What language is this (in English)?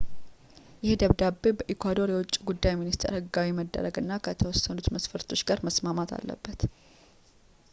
Amharic